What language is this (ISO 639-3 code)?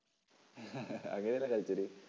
mal